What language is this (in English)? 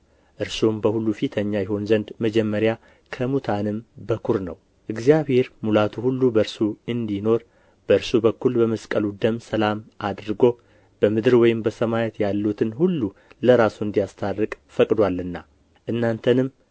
Amharic